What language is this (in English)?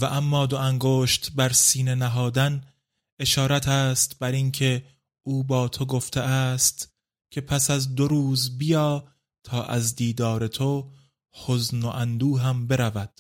Persian